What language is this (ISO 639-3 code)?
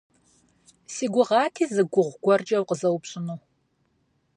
kbd